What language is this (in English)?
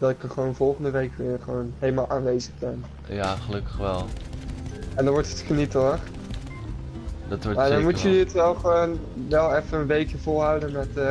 Dutch